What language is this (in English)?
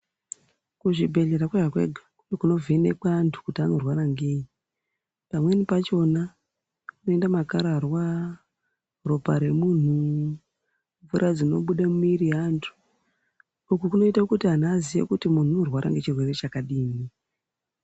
Ndau